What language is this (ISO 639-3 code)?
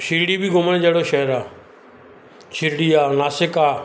snd